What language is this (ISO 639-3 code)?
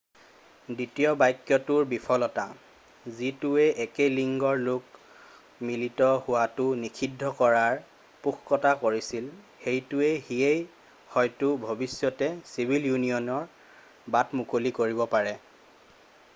asm